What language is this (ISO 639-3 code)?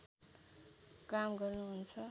nep